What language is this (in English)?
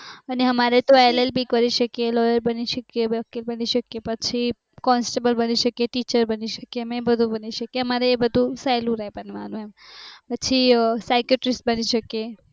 Gujarati